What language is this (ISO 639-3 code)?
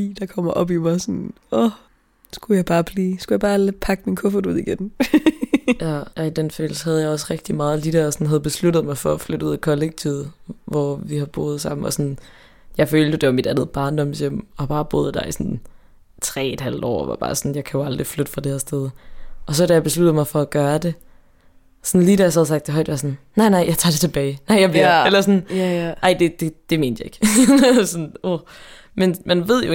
dan